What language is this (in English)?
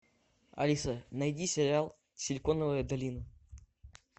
Russian